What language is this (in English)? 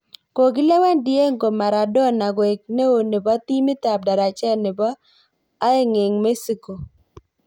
Kalenjin